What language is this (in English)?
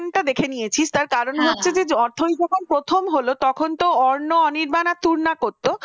Bangla